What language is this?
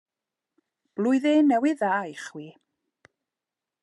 Welsh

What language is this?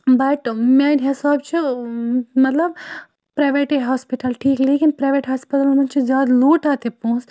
Kashmiri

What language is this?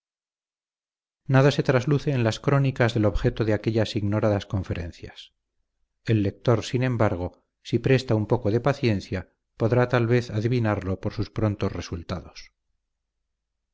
Spanish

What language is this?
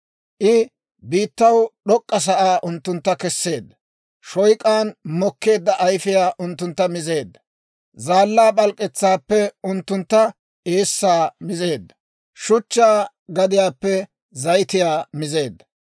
Dawro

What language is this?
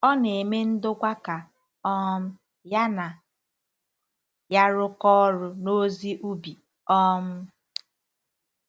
Igbo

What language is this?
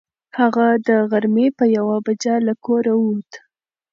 Pashto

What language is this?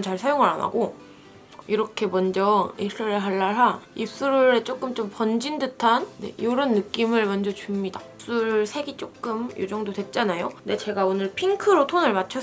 Korean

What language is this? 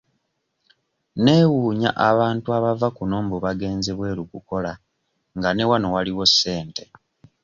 Ganda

